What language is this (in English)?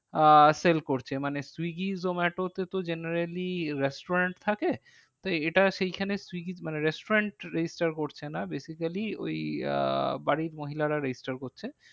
Bangla